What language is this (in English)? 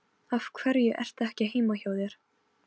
Icelandic